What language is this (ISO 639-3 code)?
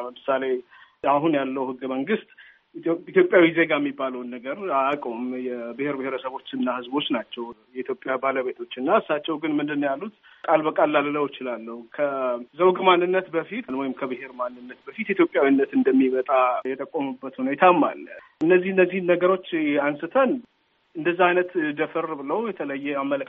amh